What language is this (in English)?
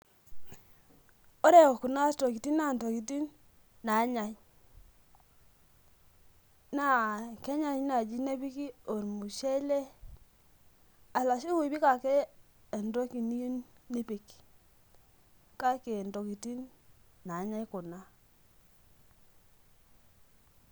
Masai